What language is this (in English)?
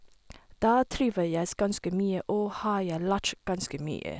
Norwegian